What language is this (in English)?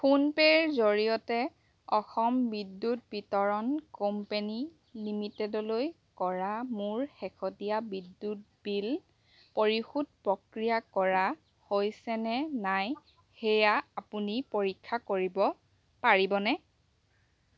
Assamese